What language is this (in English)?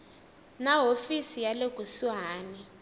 Tsonga